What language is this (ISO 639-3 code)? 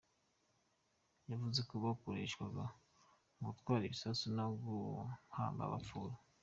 kin